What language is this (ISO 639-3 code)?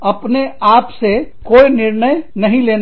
hin